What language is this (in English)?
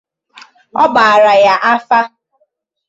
Igbo